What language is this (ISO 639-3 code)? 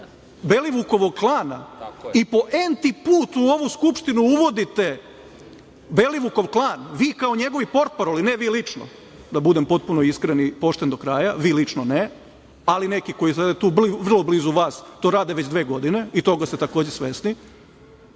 srp